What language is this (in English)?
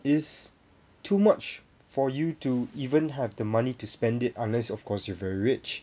English